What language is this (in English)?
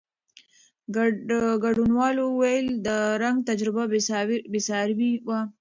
Pashto